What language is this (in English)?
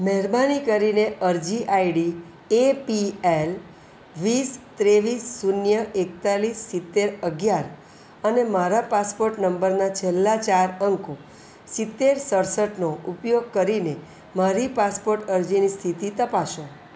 Gujarati